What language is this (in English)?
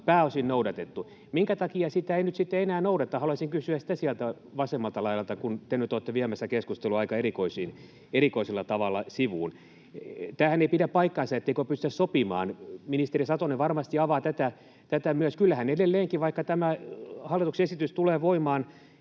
Finnish